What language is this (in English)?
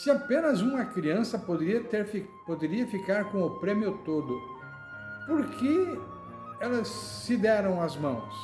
Portuguese